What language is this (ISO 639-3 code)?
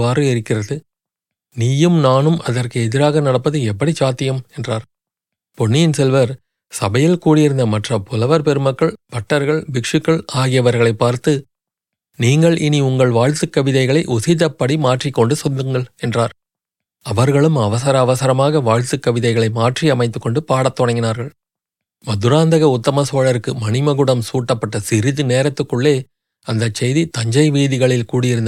tam